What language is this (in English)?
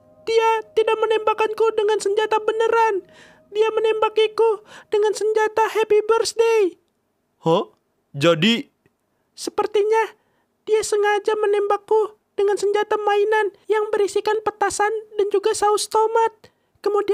Indonesian